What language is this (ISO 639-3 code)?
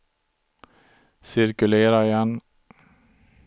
swe